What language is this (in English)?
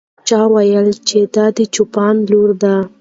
Pashto